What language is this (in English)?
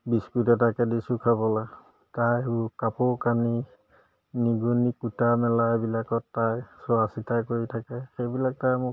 Assamese